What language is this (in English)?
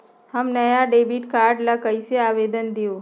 Magahi